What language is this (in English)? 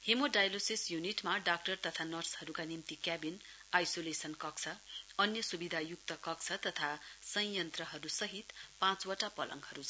Nepali